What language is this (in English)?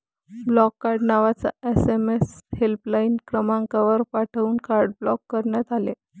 Marathi